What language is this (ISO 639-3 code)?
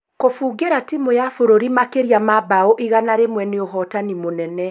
kik